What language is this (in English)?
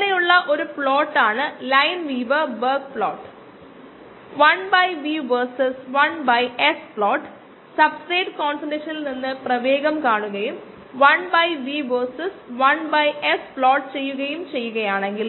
Malayalam